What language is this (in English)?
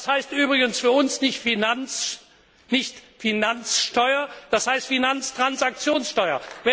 German